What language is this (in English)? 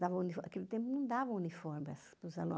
Portuguese